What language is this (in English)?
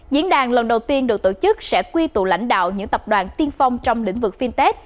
Vietnamese